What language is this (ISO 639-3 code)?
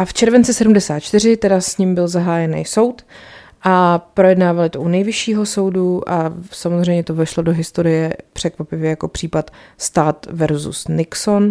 ces